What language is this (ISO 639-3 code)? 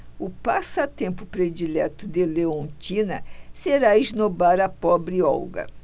por